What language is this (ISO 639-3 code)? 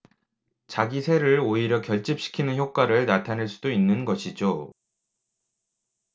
kor